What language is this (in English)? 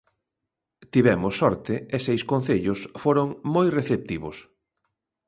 Galician